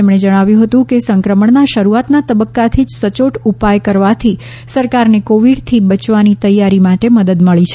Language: Gujarati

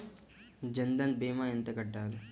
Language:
Telugu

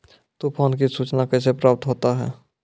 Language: Maithili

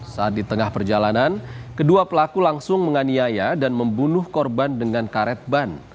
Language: Indonesian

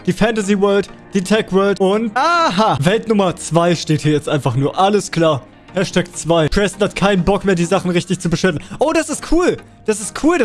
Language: German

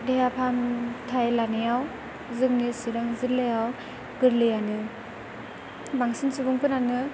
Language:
Bodo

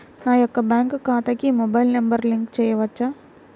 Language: Telugu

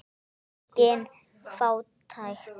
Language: Icelandic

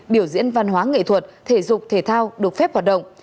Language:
Vietnamese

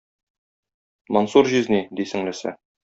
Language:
Tatar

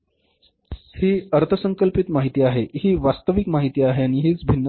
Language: Marathi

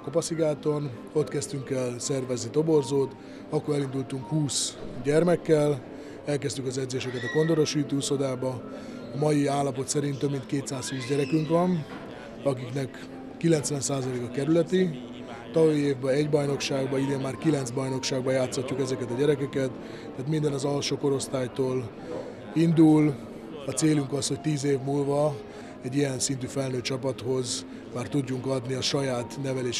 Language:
Hungarian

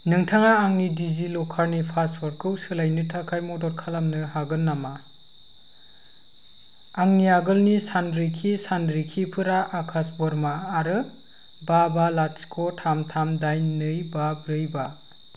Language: Bodo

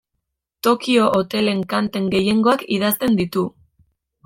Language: Basque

